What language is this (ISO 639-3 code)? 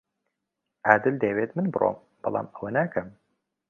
ckb